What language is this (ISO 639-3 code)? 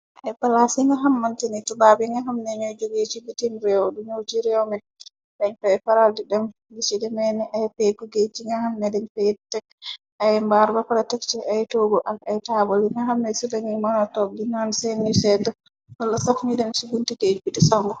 wol